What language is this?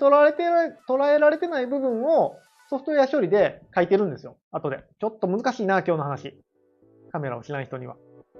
Japanese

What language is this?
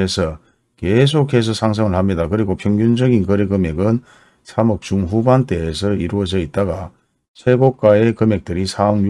Korean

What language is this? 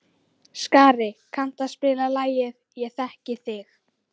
Icelandic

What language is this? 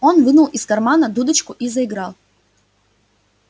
Russian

